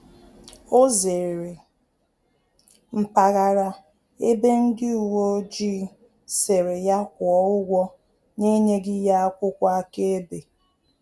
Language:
Igbo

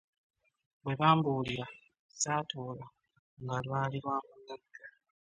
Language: Ganda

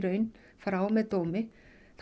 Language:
Icelandic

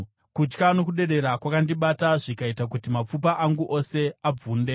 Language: Shona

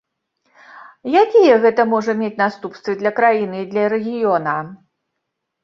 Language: Belarusian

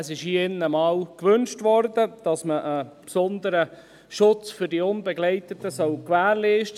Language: Swiss German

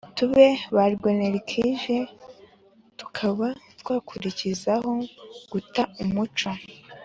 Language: Kinyarwanda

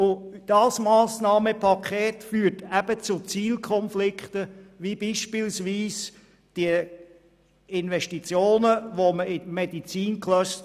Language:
Swiss German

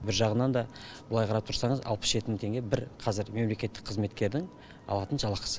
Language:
Kazakh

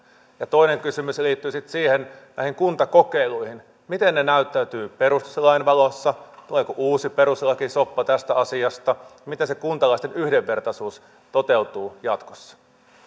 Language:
Finnish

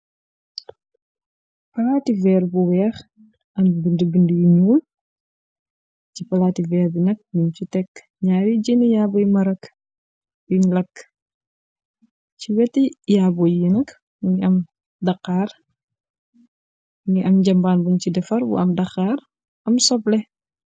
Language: Wolof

